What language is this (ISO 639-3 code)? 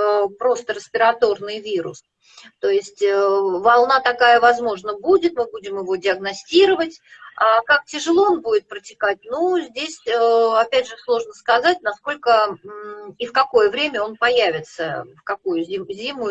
rus